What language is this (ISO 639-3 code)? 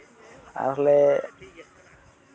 sat